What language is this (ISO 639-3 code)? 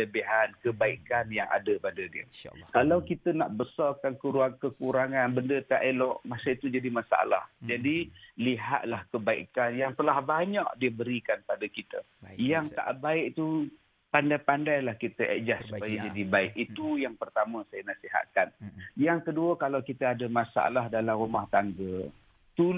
msa